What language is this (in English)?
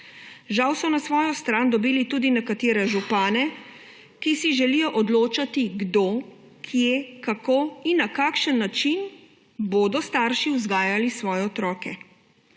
Slovenian